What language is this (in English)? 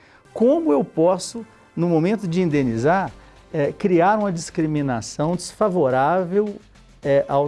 Portuguese